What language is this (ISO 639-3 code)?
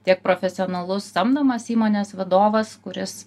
lit